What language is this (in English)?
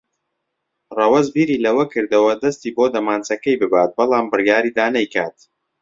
Central Kurdish